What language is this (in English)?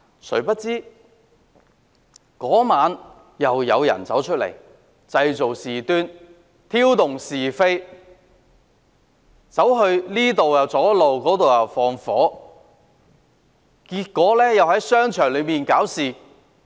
Cantonese